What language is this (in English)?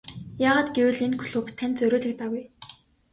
Mongolian